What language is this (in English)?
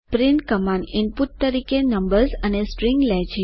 Gujarati